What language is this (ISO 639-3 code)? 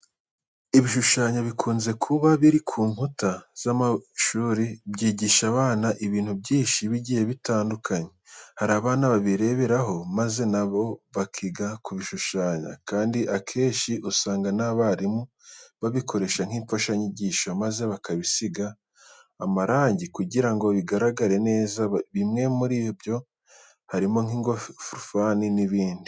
kin